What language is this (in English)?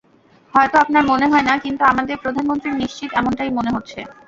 Bangla